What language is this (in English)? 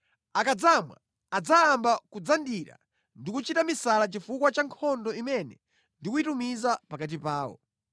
Nyanja